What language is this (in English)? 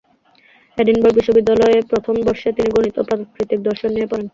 Bangla